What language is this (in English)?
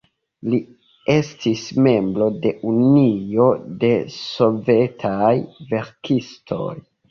Esperanto